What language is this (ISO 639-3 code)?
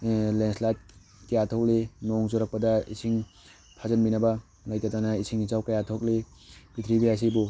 mni